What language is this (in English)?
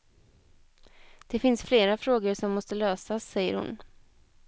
Swedish